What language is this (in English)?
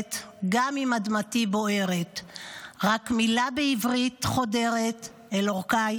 Hebrew